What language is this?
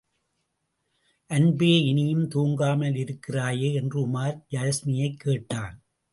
Tamil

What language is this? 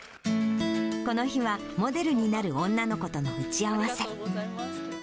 Japanese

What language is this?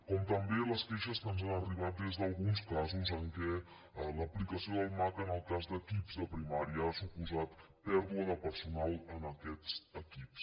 Catalan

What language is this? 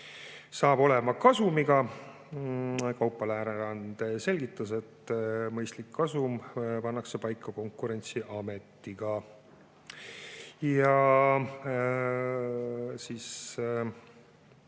Estonian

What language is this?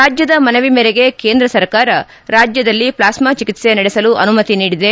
Kannada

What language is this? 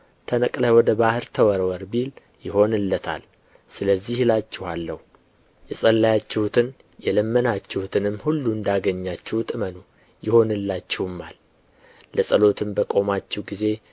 Amharic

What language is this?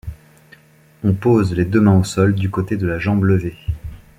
French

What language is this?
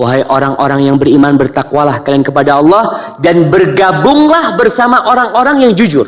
Indonesian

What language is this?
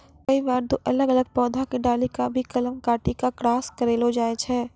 Maithili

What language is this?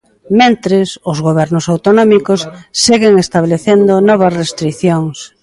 Galician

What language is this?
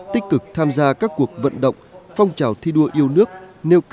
Vietnamese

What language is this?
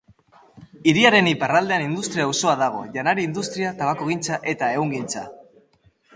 Basque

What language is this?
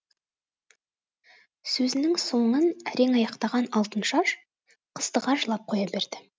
Kazakh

